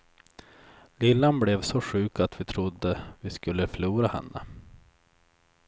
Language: Swedish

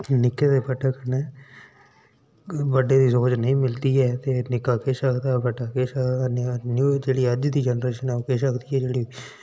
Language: Dogri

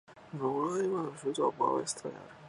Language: Japanese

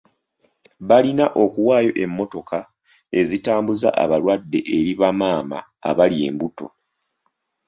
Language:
Ganda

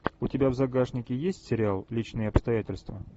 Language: Russian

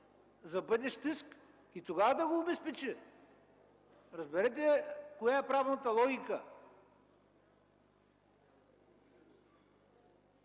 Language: Bulgarian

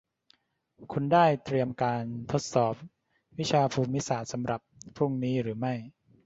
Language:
Thai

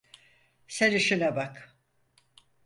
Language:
Turkish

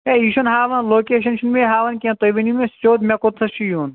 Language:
Kashmiri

